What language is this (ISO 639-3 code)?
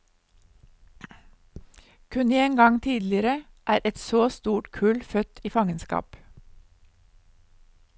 nor